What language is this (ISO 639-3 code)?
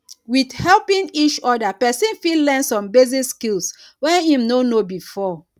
pcm